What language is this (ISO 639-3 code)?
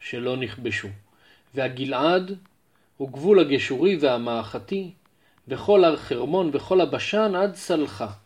heb